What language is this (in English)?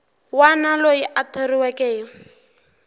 Tsonga